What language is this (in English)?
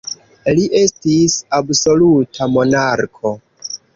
Esperanto